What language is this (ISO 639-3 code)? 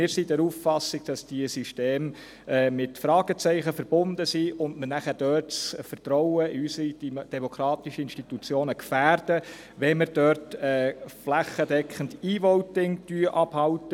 gsw